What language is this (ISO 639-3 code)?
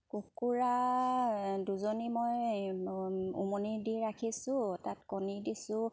asm